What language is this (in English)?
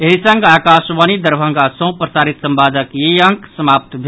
Maithili